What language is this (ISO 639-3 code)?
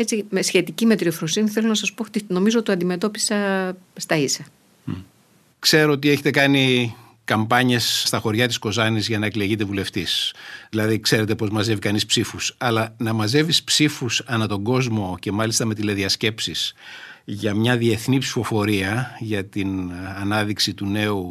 ell